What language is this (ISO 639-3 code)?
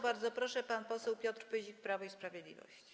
pol